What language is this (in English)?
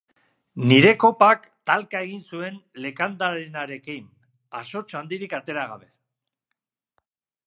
Basque